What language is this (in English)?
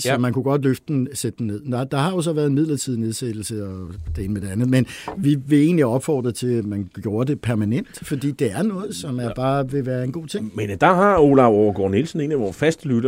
Danish